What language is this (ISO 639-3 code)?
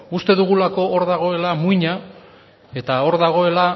eus